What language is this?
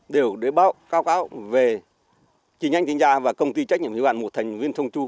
Vietnamese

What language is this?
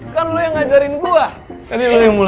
Indonesian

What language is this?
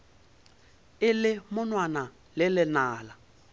Northern Sotho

